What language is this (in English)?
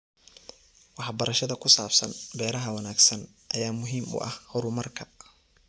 Somali